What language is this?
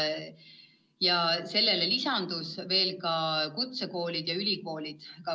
Estonian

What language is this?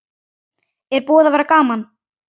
Icelandic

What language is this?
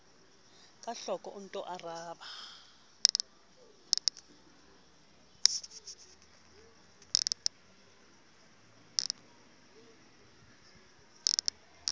Southern Sotho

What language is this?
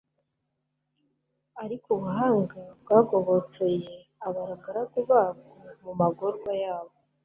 Kinyarwanda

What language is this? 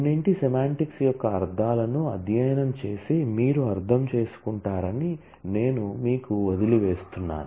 Telugu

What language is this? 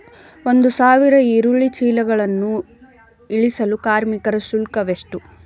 Kannada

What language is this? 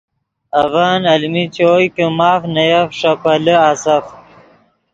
Yidgha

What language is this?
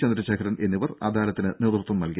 Malayalam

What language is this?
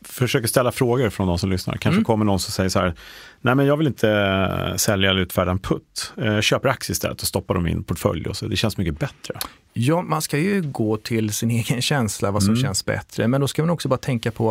Swedish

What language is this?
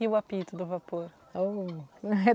Portuguese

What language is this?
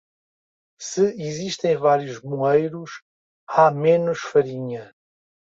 Portuguese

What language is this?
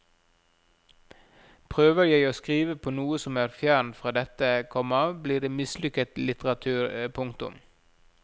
Norwegian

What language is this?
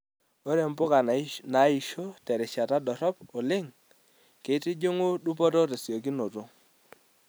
Masai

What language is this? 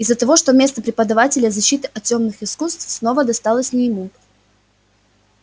Russian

